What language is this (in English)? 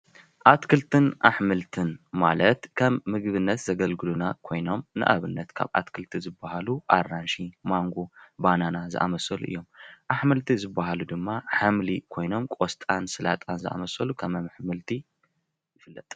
Tigrinya